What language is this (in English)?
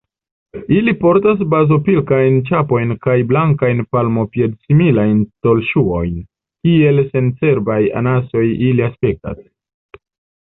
Esperanto